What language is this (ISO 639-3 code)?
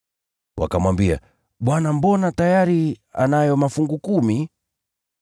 swa